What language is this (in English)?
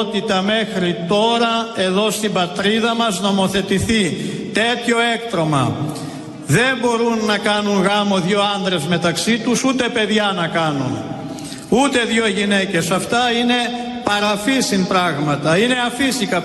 Greek